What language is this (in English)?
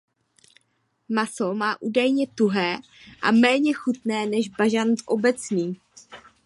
Czech